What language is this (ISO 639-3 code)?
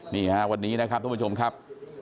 tha